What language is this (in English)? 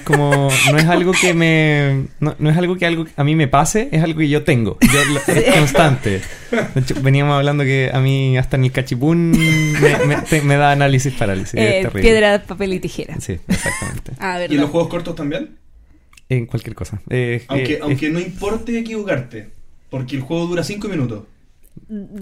Spanish